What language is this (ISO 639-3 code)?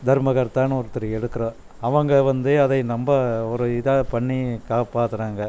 tam